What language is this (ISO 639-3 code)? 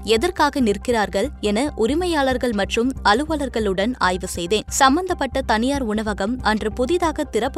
tam